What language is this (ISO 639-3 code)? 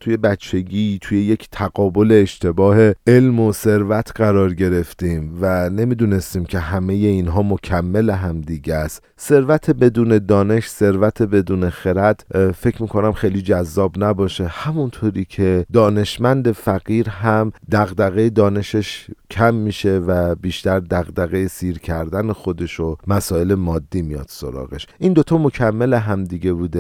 fas